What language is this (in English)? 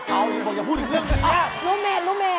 Thai